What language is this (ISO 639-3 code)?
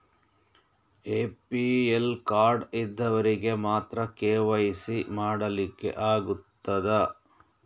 kan